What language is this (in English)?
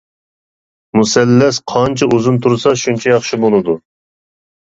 Uyghur